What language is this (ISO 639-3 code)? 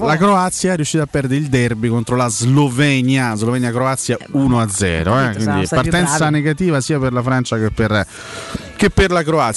ita